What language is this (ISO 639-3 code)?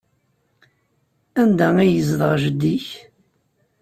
kab